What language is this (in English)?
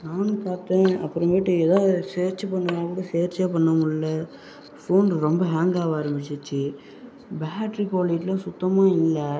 Tamil